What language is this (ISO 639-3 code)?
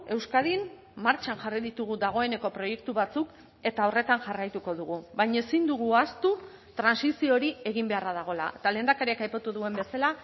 eus